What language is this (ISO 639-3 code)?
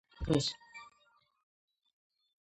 kat